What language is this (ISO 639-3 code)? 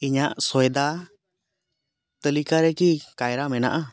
sat